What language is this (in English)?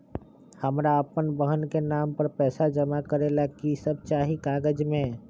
Magahi